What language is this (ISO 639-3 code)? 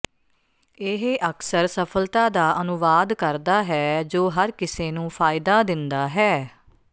pan